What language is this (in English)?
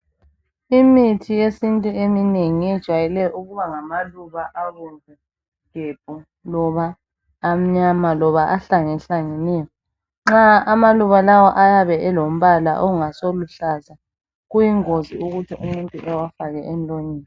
North Ndebele